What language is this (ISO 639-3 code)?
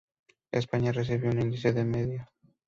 spa